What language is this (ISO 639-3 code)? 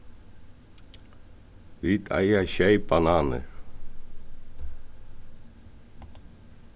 fao